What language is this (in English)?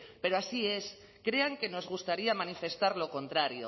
Spanish